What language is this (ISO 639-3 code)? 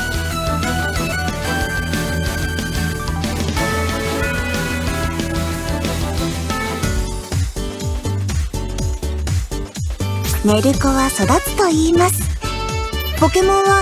jpn